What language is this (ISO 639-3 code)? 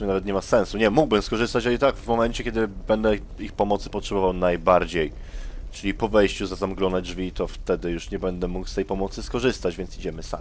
pol